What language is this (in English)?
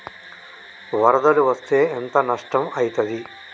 Telugu